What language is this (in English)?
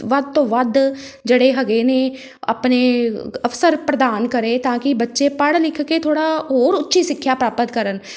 Punjabi